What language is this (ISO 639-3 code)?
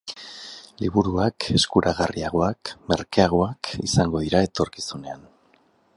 eus